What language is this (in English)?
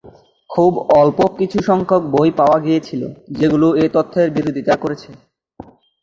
Bangla